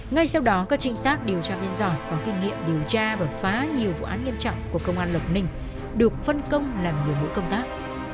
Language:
Vietnamese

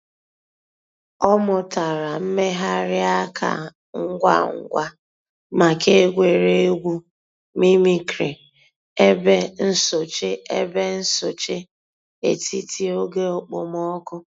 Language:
Igbo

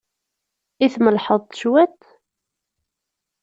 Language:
Kabyle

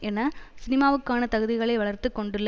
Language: Tamil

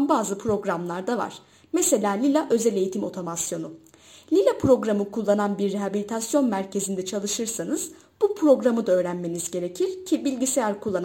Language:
Turkish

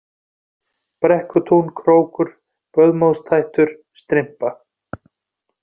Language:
Icelandic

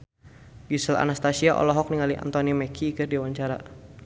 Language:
Sundanese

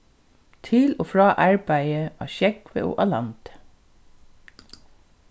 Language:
Faroese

